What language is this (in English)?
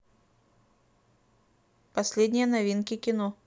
Russian